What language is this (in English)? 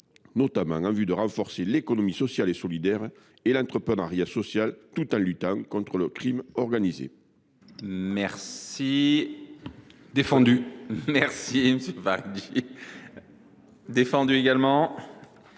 French